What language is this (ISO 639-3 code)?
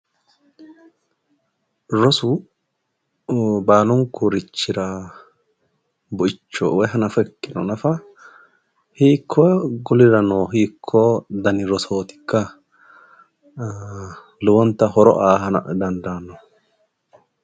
sid